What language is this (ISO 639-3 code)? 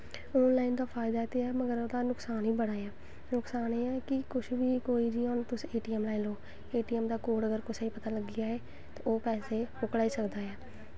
doi